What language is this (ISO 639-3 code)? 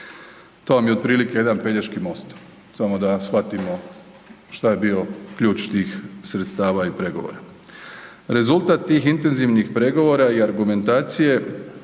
hrv